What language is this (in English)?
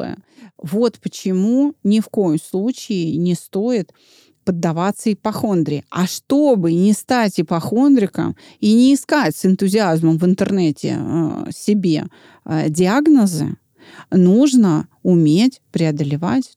Russian